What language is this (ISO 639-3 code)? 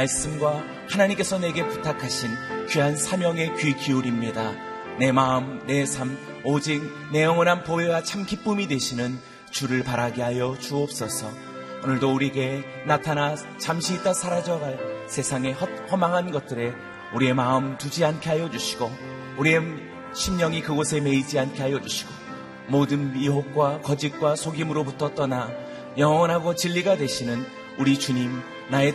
kor